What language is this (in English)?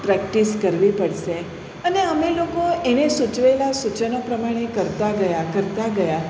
Gujarati